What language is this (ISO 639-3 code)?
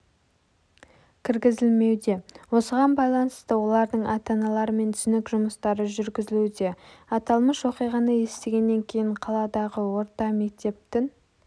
kaz